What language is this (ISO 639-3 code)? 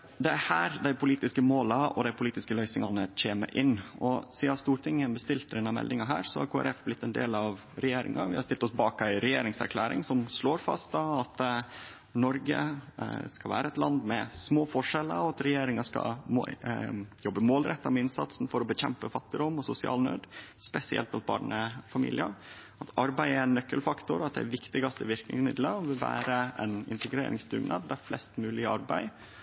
nno